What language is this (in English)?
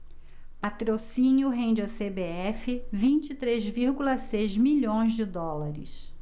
Portuguese